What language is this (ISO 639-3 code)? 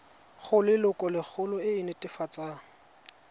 tsn